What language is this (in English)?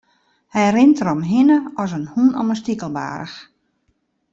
Western Frisian